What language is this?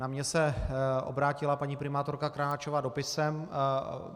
Czech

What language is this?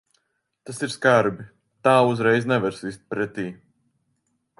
Latvian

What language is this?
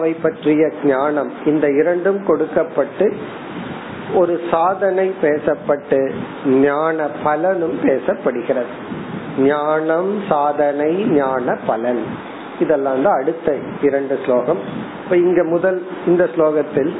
Tamil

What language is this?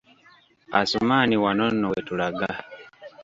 Ganda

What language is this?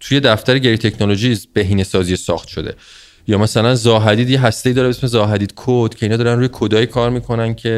Persian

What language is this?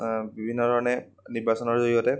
Assamese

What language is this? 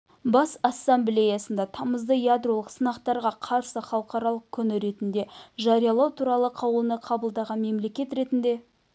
Kazakh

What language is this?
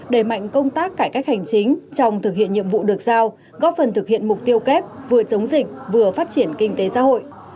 Vietnamese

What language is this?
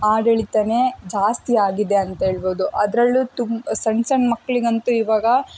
Kannada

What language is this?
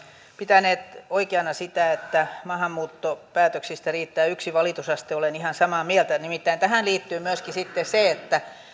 Finnish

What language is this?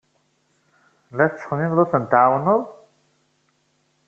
Kabyle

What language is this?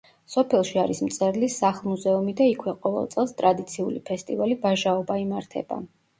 Georgian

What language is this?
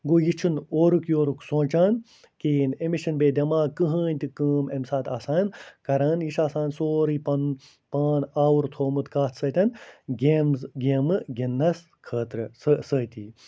Kashmiri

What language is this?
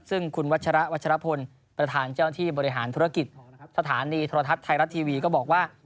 Thai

